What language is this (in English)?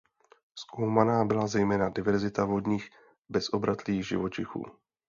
Czech